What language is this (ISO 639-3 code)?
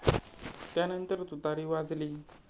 mar